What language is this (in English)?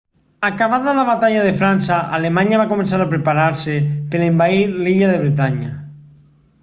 Catalan